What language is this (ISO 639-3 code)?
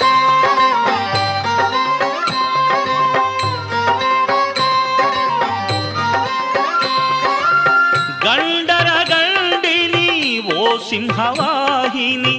kan